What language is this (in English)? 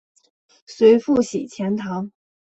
Chinese